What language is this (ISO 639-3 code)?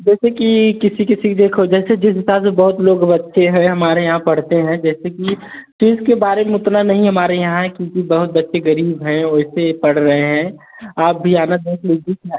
hin